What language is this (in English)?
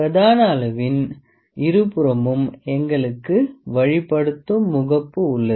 Tamil